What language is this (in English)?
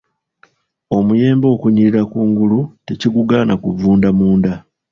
Ganda